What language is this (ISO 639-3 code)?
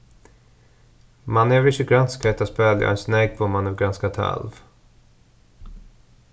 fao